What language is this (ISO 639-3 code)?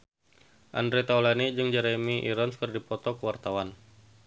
sun